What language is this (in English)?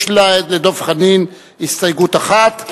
Hebrew